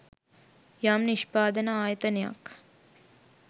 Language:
Sinhala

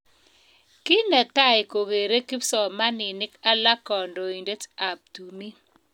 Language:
Kalenjin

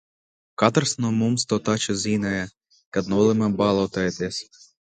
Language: Latvian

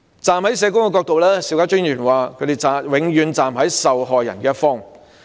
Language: Cantonese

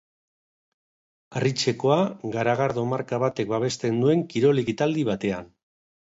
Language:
Basque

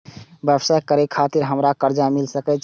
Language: Maithili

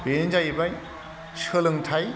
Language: Bodo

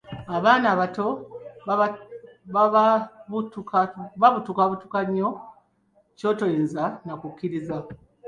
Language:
Ganda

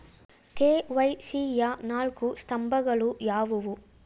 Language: Kannada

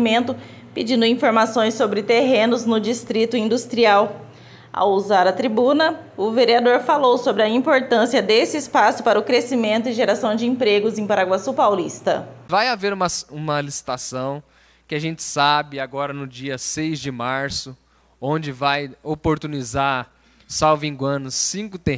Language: Portuguese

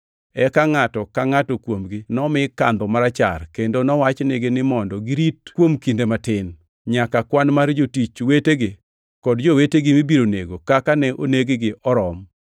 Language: Luo (Kenya and Tanzania)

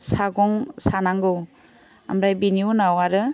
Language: Bodo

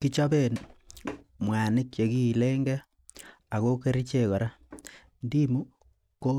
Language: Kalenjin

